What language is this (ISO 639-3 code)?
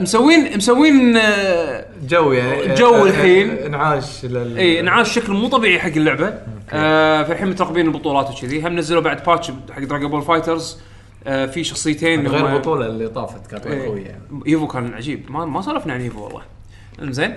ara